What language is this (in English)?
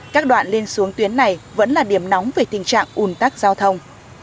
Vietnamese